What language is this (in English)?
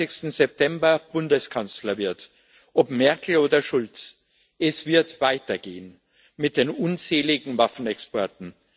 German